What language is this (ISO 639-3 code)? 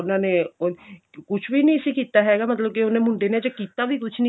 pan